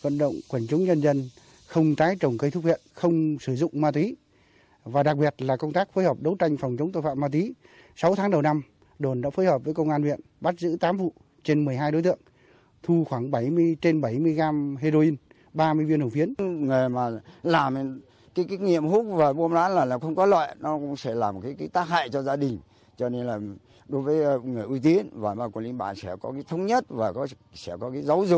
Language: Vietnamese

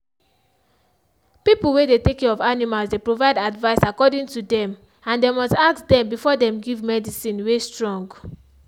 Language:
Nigerian Pidgin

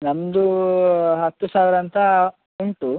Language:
Kannada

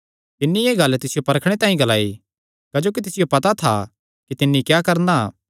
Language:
Kangri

